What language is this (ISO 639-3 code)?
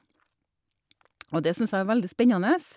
nor